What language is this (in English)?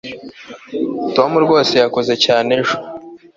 Kinyarwanda